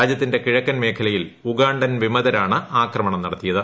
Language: Malayalam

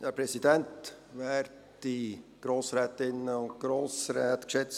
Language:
Swiss German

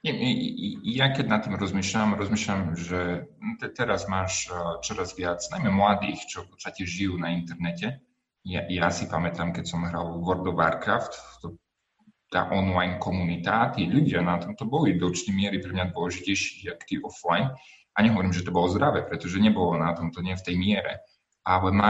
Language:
Slovak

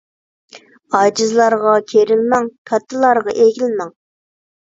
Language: Uyghur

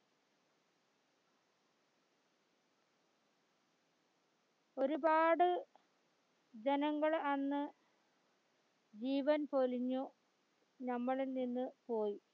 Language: Malayalam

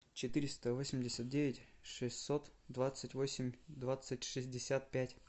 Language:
Russian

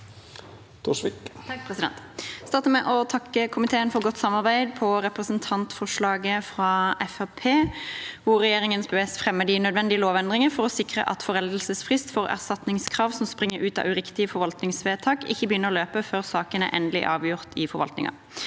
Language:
Norwegian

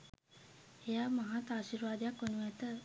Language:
Sinhala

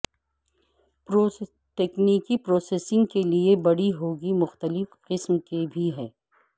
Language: Urdu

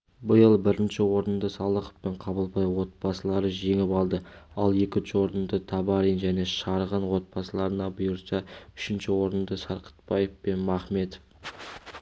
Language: Kazakh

